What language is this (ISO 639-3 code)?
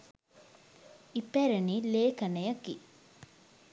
sin